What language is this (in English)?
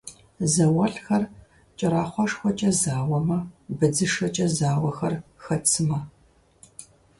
Kabardian